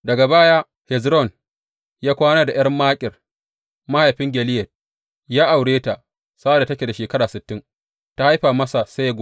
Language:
Hausa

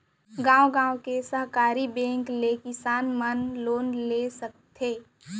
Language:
Chhattisgarhi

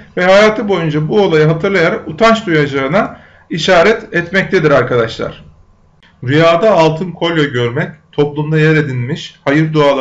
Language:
Turkish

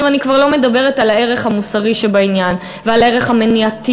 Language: Hebrew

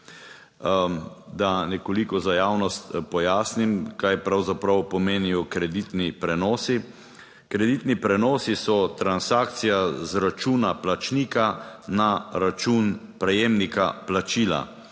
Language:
Slovenian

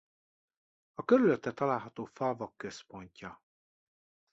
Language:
Hungarian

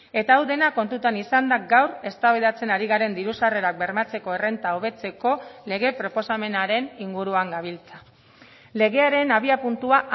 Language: Basque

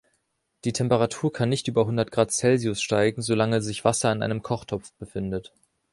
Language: German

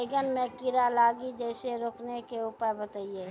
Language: Maithili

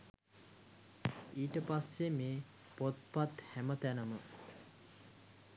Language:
Sinhala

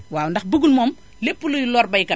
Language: Wolof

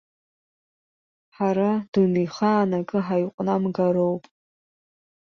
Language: Abkhazian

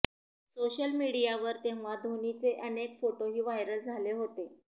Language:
Marathi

